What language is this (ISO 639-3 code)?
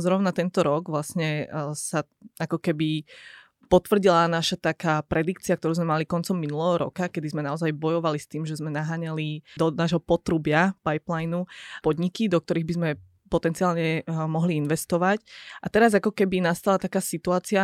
slk